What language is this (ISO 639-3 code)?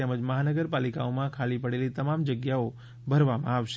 guj